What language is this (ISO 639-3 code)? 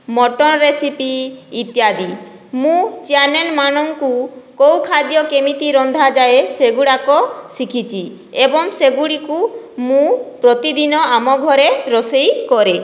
ori